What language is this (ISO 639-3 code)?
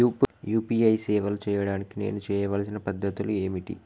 tel